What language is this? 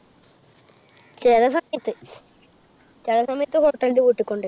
Malayalam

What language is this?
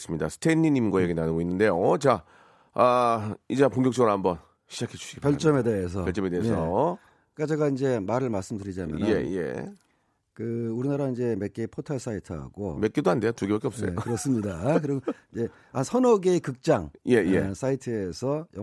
Korean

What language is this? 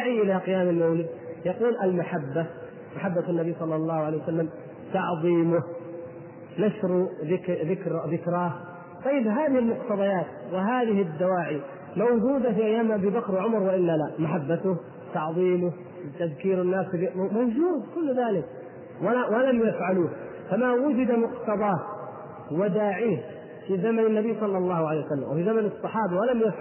Arabic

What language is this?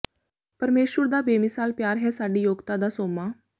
Punjabi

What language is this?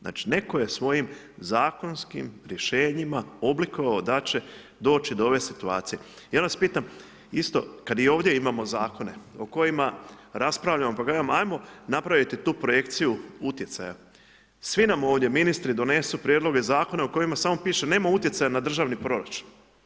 Croatian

